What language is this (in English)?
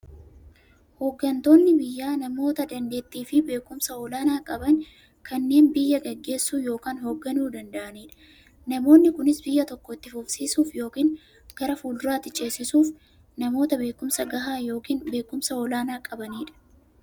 Oromo